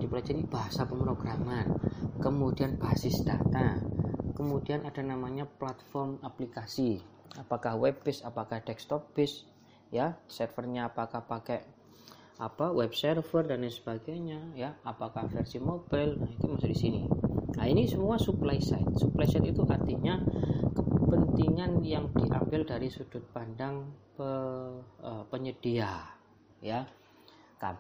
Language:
Indonesian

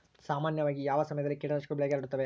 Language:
Kannada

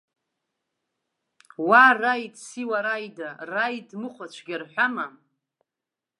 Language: Abkhazian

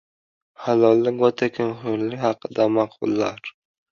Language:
Uzbek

